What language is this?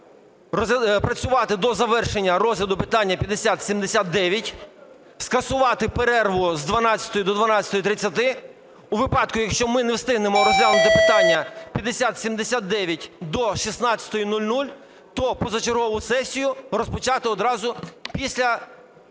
Ukrainian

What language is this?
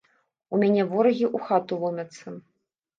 Belarusian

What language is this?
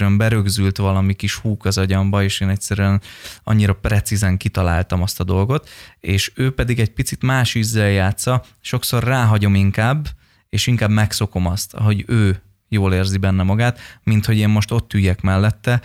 Hungarian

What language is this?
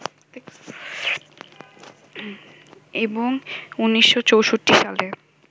Bangla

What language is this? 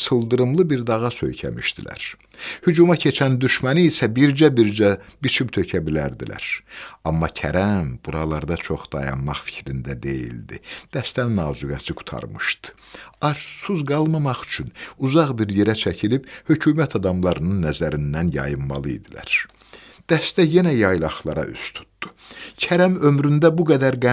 Turkish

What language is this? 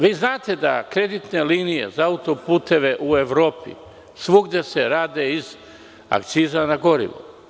Serbian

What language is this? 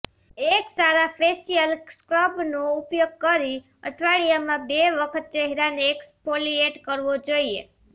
Gujarati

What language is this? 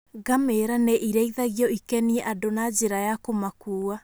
Kikuyu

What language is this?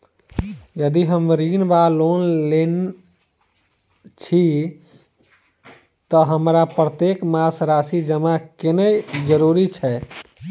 Maithili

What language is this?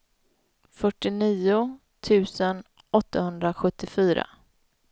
Swedish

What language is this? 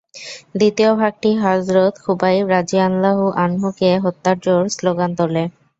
Bangla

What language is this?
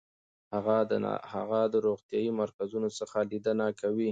Pashto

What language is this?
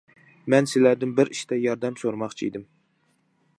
Uyghur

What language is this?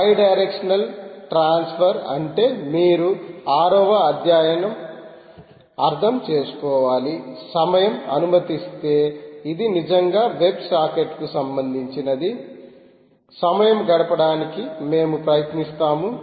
Telugu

